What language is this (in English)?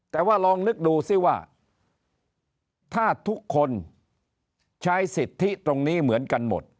Thai